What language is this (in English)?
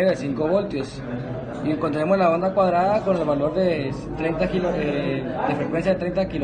Spanish